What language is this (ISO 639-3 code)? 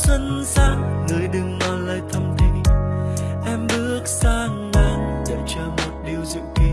vie